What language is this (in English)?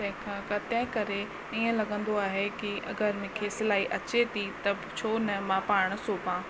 Sindhi